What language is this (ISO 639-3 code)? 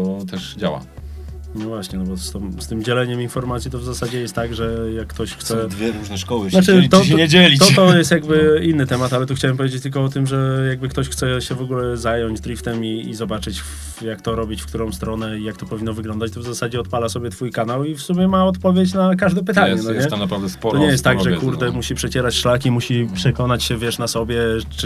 pol